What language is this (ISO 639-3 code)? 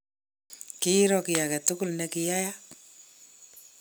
kln